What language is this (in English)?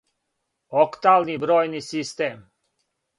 Serbian